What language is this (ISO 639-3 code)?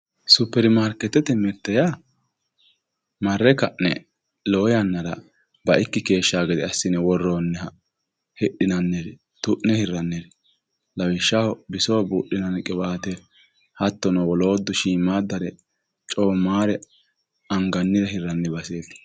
sid